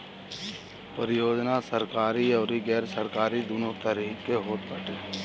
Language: Bhojpuri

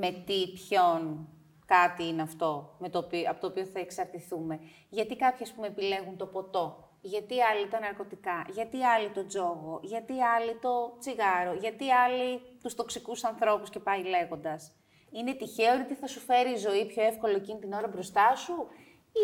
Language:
Greek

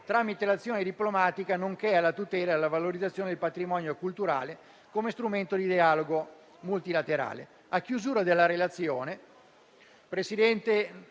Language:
Italian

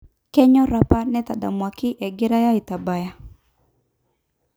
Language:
Masai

